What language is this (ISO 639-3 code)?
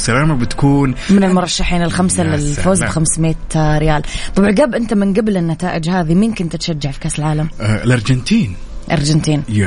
ara